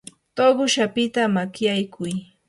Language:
Yanahuanca Pasco Quechua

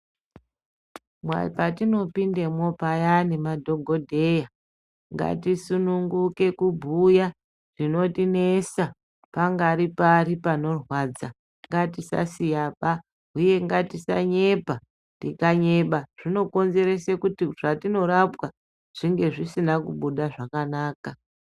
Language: Ndau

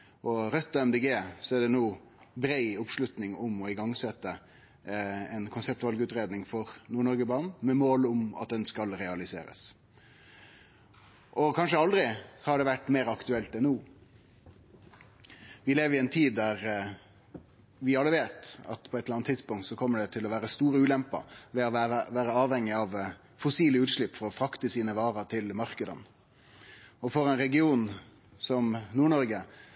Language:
Norwegian Nynorsk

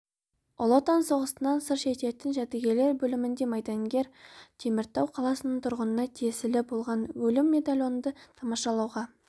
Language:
Kazakh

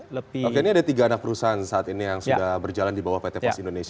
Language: Indonesian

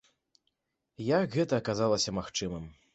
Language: Belarusian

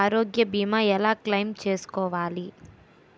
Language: Telugu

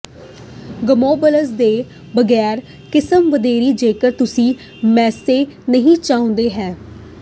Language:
Punjabi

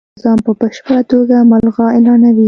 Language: Pashto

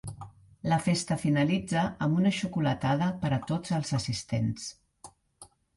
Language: Catalan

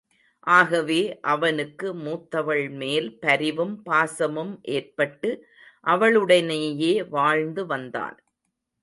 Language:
Tamil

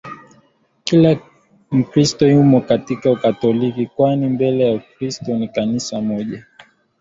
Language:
Swahili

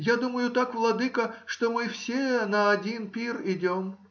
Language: Russian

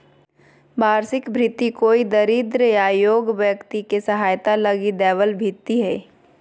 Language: Magahi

